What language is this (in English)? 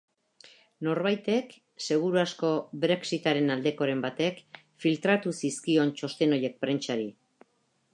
Basque